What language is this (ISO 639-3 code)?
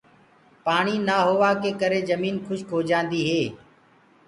ggg